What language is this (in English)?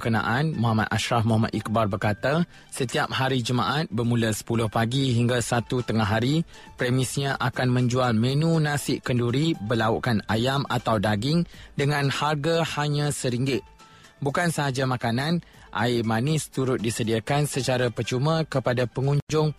Malay